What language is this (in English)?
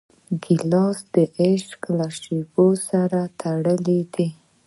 Pashto